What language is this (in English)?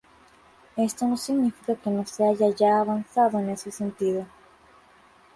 Spanish